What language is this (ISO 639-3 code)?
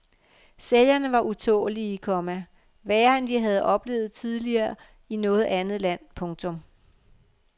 dan